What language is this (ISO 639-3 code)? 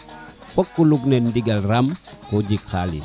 srr